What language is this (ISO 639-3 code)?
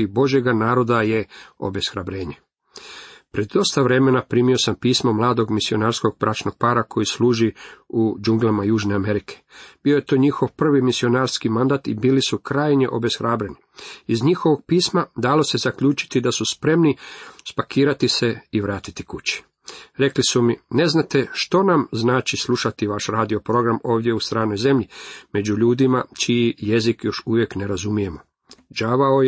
hrv